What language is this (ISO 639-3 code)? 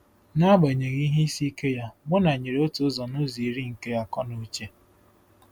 ibo